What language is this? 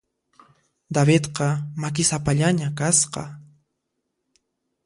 Puno Quechua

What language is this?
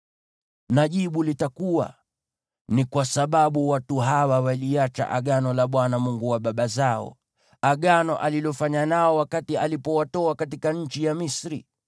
Swahili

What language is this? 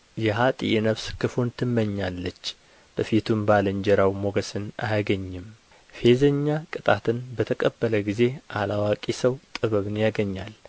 Amharic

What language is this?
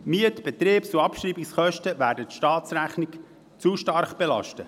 Swiss German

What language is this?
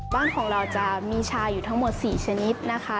Thai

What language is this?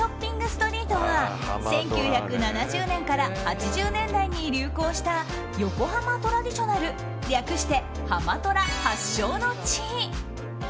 Japanese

